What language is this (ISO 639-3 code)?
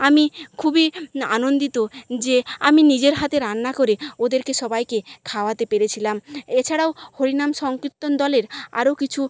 ben